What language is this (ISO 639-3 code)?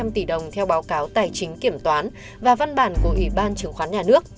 vie